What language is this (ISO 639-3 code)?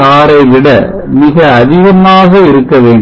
tam